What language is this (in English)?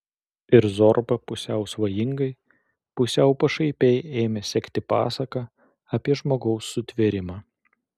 Lithuanian